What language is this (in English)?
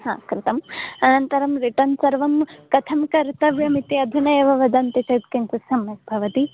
Sanskrit